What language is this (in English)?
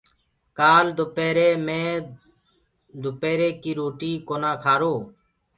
Gurgula